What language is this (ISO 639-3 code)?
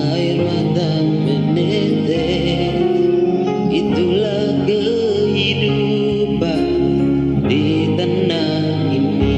ind